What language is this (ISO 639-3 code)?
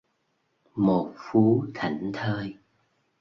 vie